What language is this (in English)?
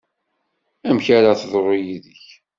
Kabyle